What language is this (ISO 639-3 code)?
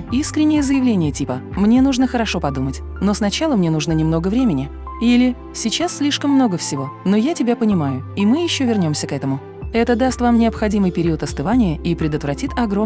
rus